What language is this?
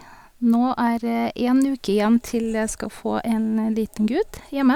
Norwegian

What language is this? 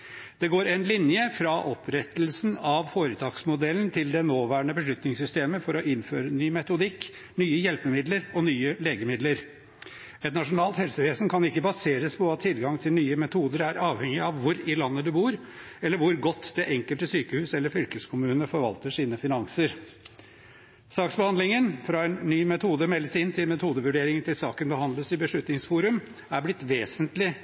Norwegian Bokmål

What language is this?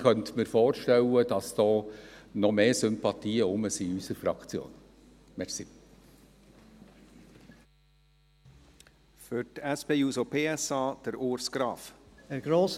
Swiss German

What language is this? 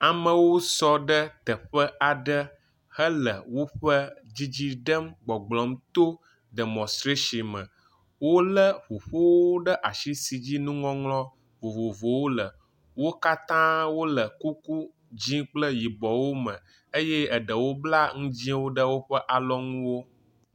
Ewe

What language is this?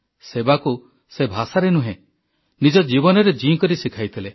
Odia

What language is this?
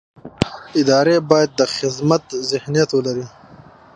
Pashto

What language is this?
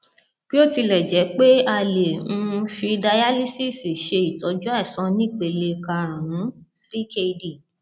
Yoruba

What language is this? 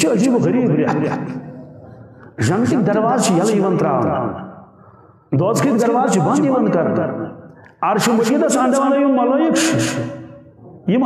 Turkish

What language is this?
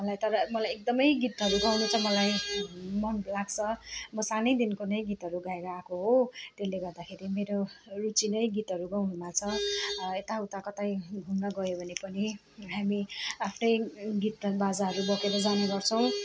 Nepali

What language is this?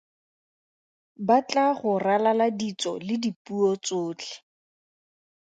Tswana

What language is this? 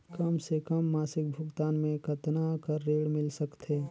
Chhattisgarhi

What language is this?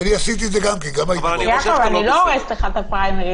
Hebrew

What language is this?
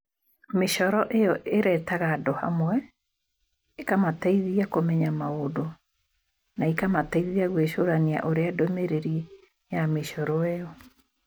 Kikuyu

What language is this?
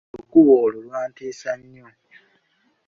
Ganda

